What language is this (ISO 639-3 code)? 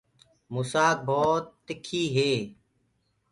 ggg